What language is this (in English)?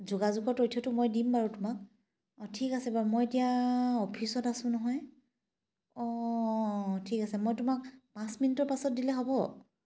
Assamese